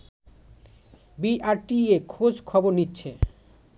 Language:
Bangla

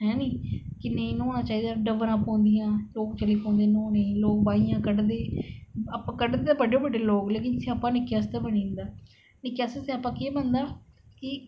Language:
Dogri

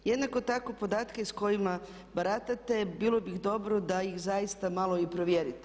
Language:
Croatian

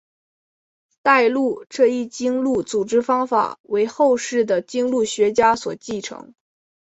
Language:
Chinese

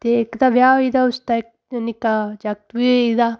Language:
Dogri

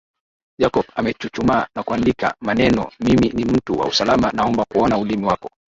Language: Swahili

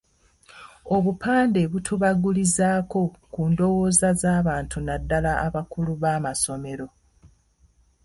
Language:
Ganda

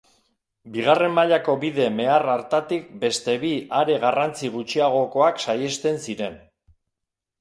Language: Basque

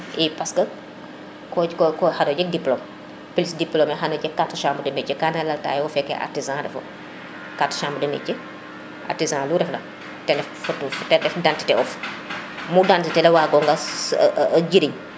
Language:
Serer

